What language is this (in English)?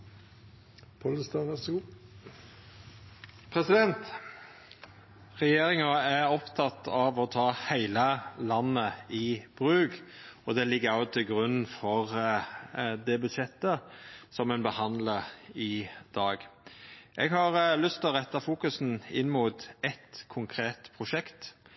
Norwegian Nynorsk